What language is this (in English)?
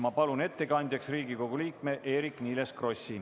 Estonian